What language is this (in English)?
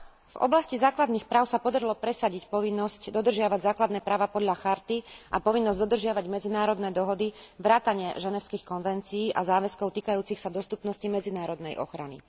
Slovak